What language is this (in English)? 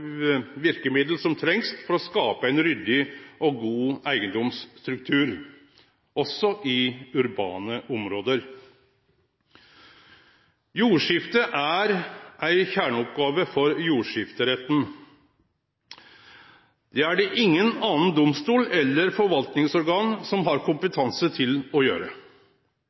Norwegian Nynorsk